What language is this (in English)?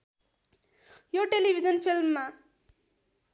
Nepali